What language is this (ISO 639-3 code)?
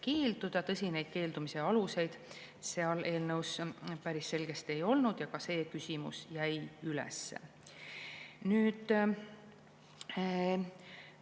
est